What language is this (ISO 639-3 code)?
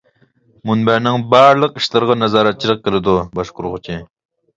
uig